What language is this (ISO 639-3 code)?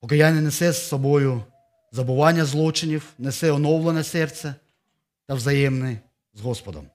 ukr